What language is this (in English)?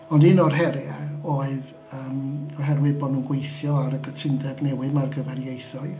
Welsh